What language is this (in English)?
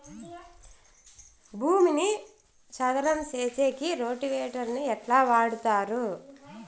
Telugu